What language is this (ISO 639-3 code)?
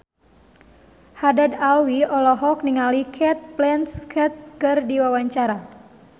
sun